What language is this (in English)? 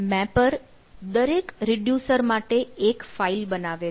Gujarati